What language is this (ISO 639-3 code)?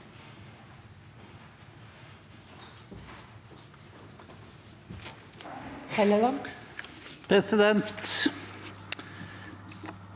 nor